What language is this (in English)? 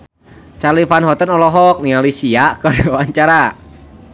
Sundanese